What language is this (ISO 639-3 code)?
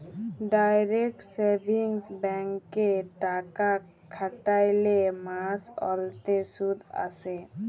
ben